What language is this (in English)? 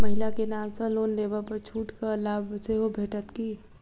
Maithili